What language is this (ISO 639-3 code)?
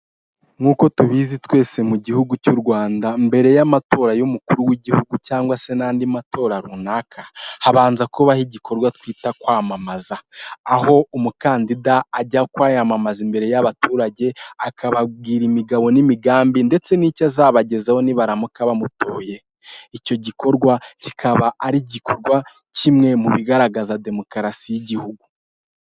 kin